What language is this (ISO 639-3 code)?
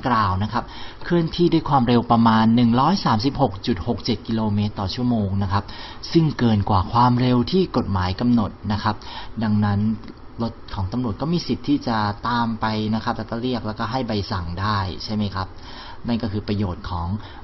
tha